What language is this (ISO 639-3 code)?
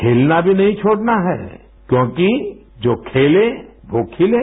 hin